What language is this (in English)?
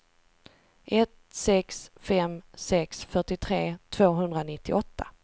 Swedish